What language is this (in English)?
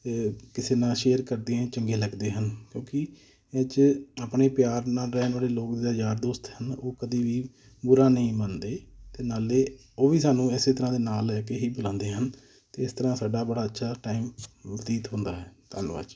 Punjabi